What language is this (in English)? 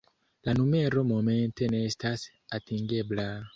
Esperanto